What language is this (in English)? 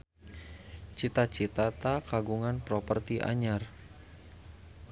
Sundanese